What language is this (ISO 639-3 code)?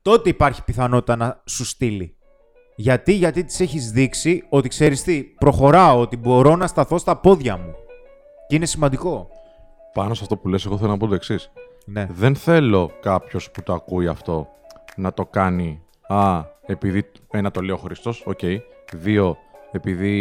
ell